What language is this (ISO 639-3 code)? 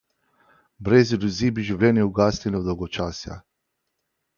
slv